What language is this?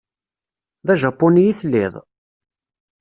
Kabyle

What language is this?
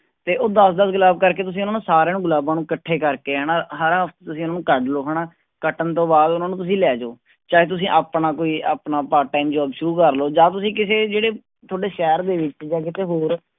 Punjabi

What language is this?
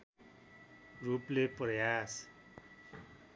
Nepali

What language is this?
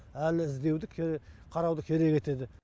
Kazakh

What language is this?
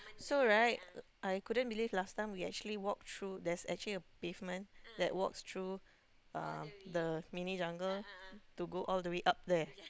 English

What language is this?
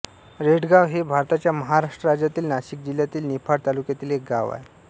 Marathi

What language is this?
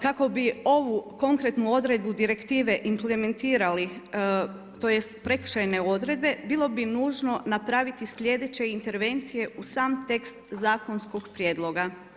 Croatian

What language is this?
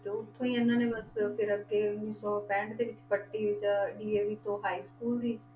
Punjabi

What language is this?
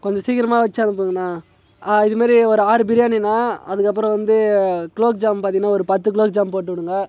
Tamil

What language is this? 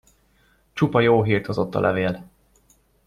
Hungarian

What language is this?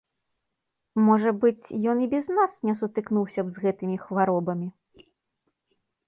Belarusian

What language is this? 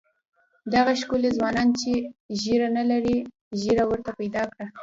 Pashto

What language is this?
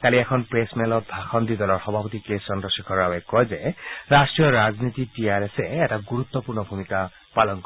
Assamese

